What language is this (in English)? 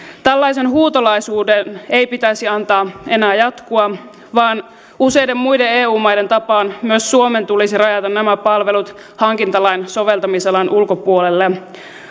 Finnish